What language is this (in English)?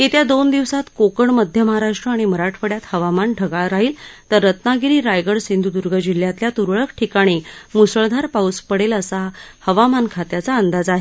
Marathi